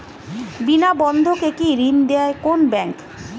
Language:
Bangla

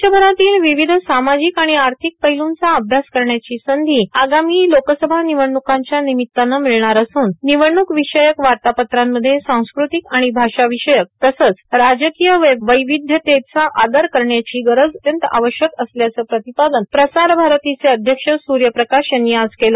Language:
Marathi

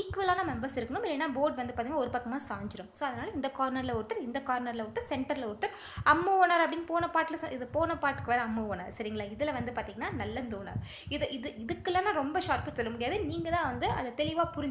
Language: Indonesian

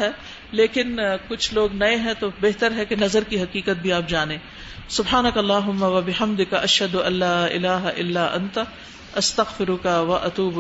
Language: Urdu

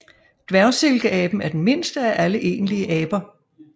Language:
Danish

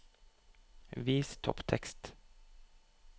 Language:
Norwegian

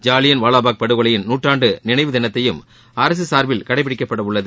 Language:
Tamil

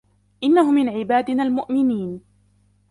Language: Arabic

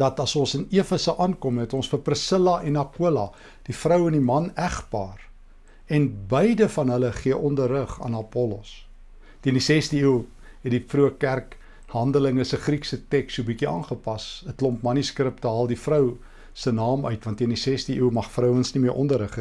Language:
Dutch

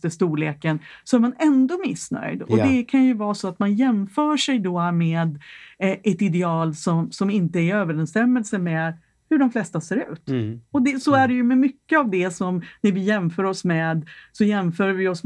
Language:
Swedish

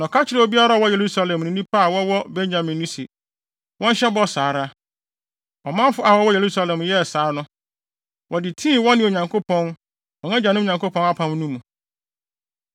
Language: Akan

